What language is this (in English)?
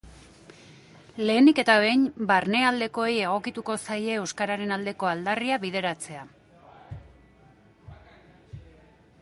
Basque